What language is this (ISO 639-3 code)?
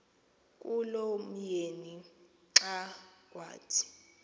xho